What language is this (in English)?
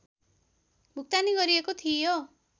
Nepali